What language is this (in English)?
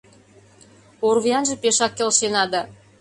Mari